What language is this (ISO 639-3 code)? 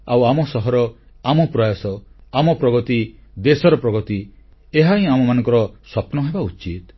ori